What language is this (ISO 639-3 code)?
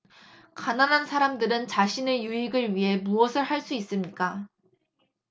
kor